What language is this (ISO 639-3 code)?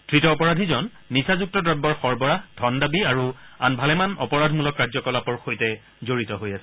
asm